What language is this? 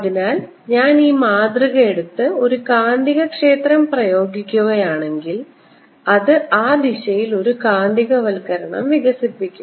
Malayalam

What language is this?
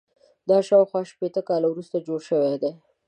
Pashto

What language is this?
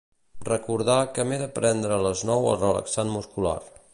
Catalan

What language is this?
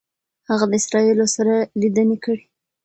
Pashto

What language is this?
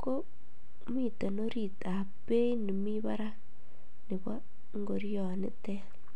Kalenjin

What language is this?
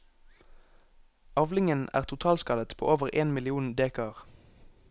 Norwegian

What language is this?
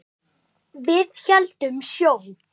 Icelandic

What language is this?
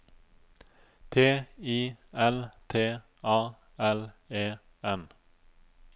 Norwegian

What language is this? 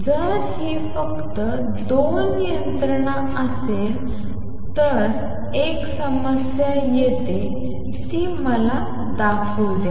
Marathi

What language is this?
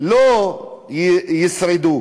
Hebrew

